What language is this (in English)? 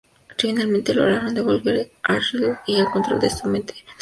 Spanish